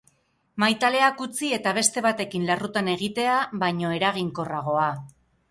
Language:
Basque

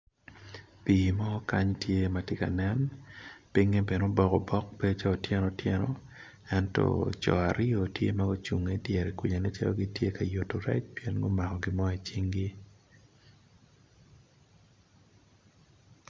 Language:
Acoli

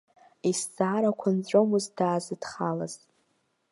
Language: Abkhazian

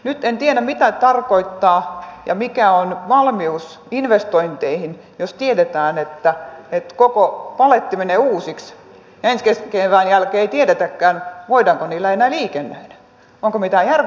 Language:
Finnish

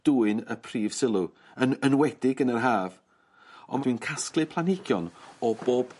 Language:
Welsh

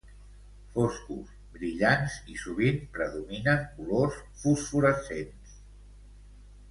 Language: Catalan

